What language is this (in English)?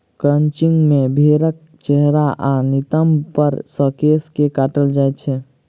Maithili